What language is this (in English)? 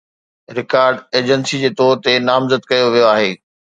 Sindhi